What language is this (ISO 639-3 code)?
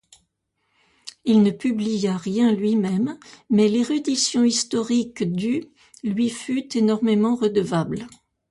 fra